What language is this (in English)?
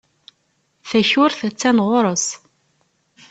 Kabyle